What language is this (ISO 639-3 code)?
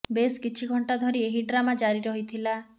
ori